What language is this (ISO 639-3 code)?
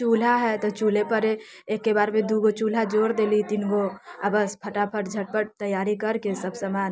mai